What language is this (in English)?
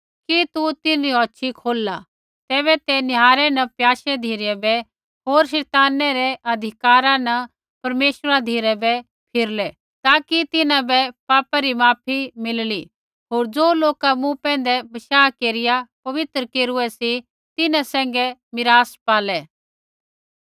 Kullu Pahari